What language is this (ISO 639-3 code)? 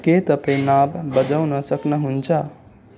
nep